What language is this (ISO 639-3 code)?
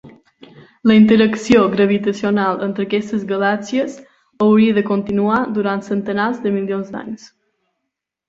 cat